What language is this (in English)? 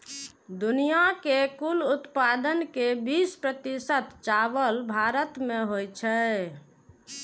Maithili